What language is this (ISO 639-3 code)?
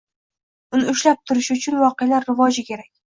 uzb